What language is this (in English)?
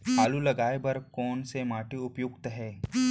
Chhattisgarhi